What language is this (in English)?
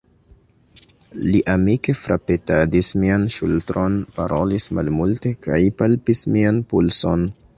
Esperanto